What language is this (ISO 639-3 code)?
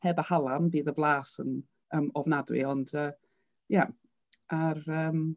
cym